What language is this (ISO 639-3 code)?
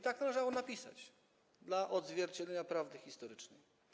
pol